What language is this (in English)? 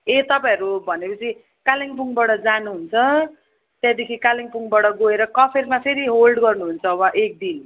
Nepali